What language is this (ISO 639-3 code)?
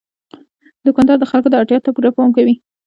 pus